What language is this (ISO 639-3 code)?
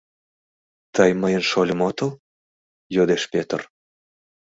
chm